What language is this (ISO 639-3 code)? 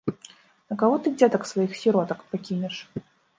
bel